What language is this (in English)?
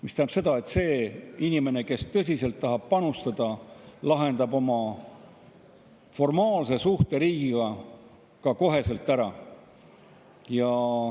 Estonian